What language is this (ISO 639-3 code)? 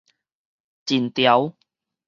nan